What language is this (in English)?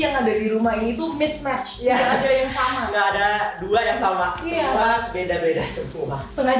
Indonesian